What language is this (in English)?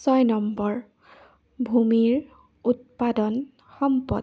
Assamese